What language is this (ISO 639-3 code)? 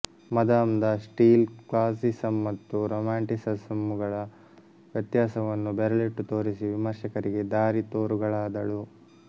kan